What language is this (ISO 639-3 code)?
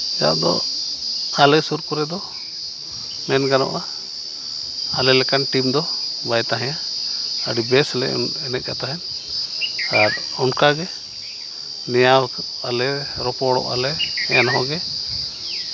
sat